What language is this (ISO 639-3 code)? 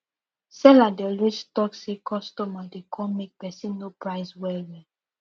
pcm